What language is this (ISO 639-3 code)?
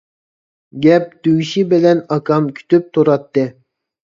uig